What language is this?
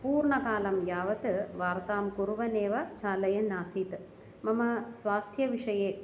Sanskrit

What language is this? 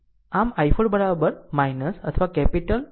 Gujarati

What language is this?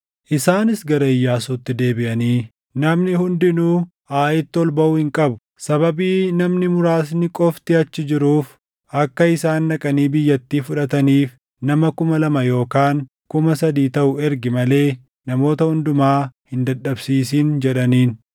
Oromo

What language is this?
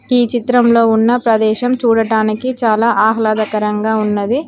Telugu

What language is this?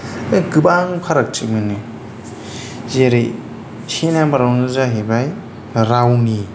Bodo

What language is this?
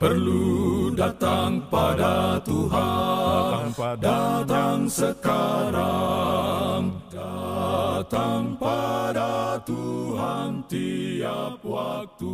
Indonesian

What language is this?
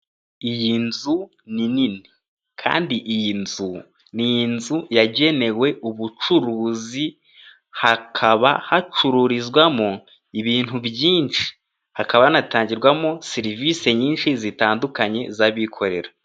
Kinyarwanda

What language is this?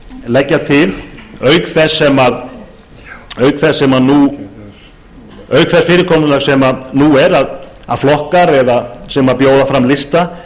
Icelandic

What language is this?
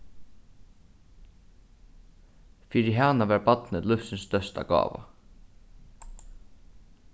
Faroese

